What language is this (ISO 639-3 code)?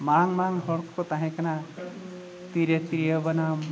sat